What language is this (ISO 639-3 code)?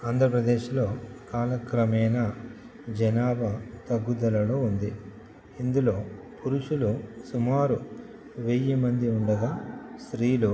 tel